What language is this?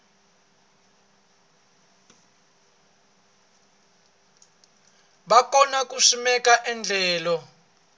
Tsonga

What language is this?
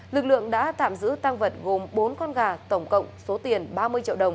Vietnamese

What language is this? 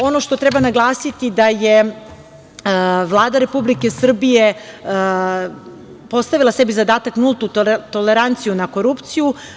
Serbian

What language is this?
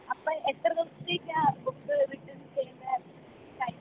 Malayalam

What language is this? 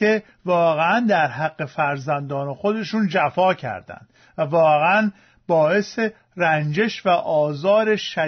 Persian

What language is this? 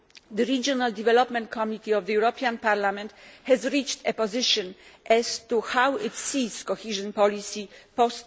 English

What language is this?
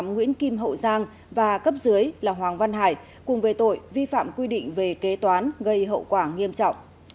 Vietnamese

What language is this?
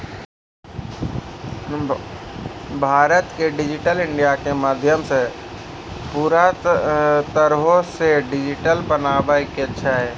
Maithili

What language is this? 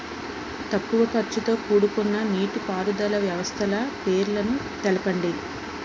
Telugu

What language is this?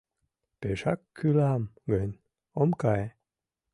Mari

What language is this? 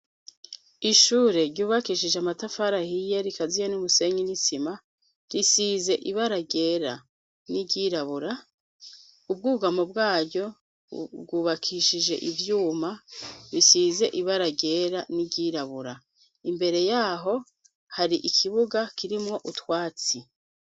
Rundi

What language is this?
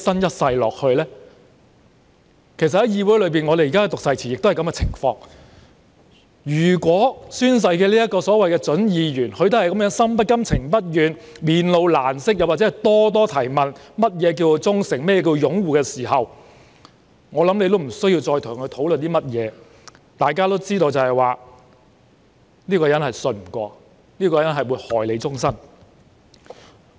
Cantonese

